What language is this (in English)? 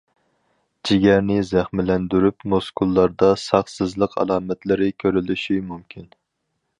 Uyghur